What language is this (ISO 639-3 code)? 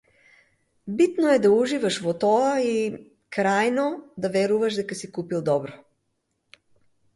mkd